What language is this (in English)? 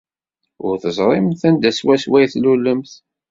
Kabyle